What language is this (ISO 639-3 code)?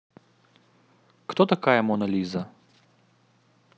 rus